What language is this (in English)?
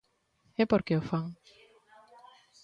Galician